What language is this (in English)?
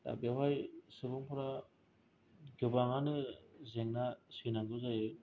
Bodo